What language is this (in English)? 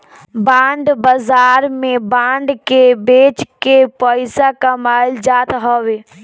Bhojpuri